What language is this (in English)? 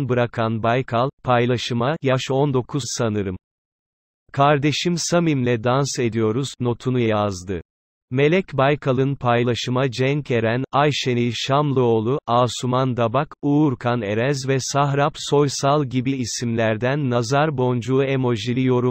Turkish